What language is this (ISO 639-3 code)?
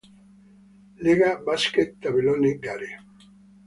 ita